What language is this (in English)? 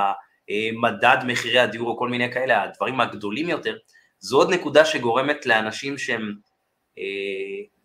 Hebrew